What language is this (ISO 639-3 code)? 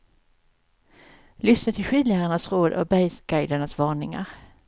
swe